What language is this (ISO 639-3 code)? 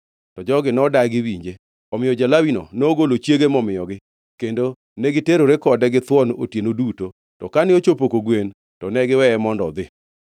luo